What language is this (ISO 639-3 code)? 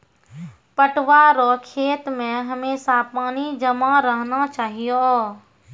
mai